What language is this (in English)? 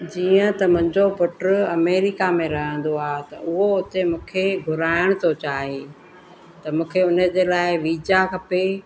Sindhi